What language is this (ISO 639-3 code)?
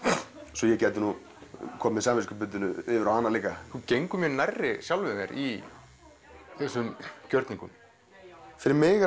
isl